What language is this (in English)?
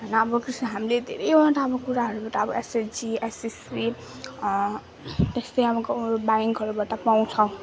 Nepali